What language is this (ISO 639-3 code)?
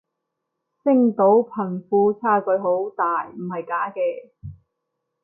yue